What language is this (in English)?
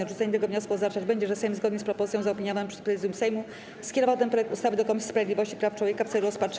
Polish